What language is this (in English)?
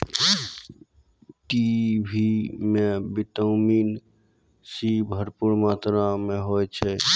Maithili